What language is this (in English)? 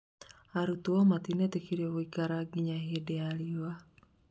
Kikuyu